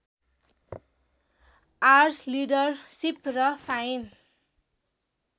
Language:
Nepali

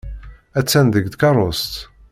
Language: Kabyle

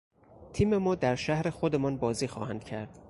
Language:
Persian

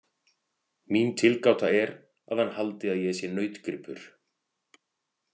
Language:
Icelandic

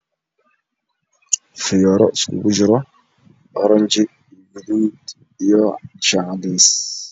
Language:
Somali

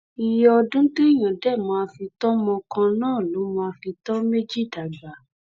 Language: Yoruba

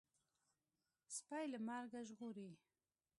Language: Pashto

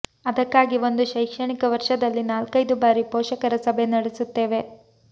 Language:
Kannada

